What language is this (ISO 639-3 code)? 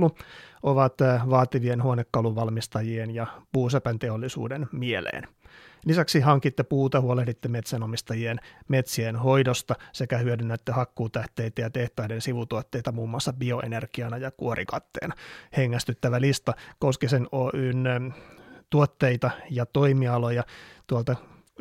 fin